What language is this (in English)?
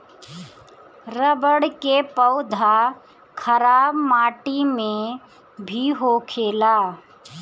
Bhojpuri